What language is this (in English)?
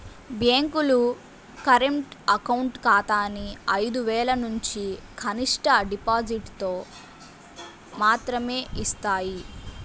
Telugu